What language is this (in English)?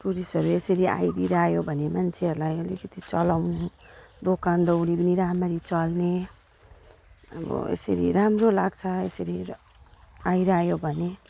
Nepali